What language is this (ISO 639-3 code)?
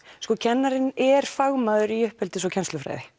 isl